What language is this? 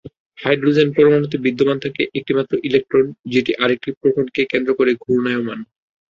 Bangla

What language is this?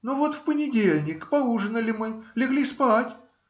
Russian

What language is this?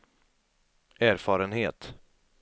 Swedish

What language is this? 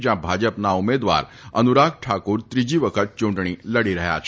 Gujarati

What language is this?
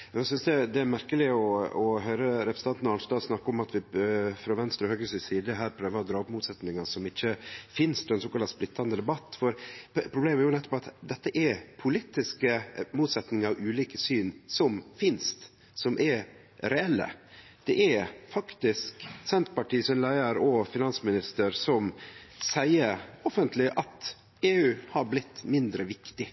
Norwegian Nynorsk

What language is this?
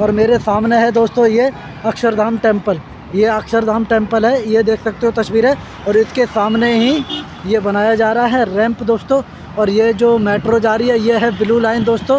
Hindi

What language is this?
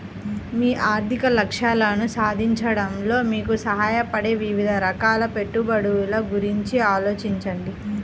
Telugu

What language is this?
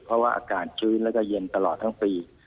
Thai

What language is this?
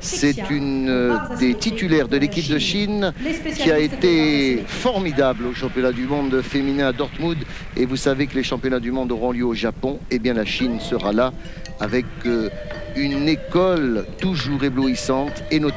French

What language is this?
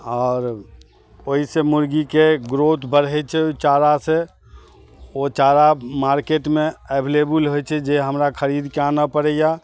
Maithili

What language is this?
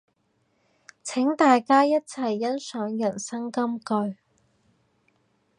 Cantonese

